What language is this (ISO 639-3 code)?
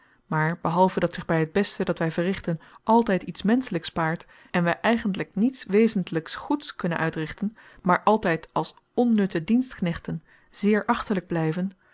nld